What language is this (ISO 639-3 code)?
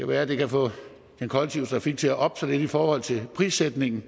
dan